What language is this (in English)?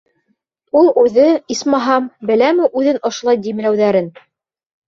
Bashkir